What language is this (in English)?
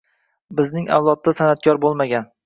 Uzbek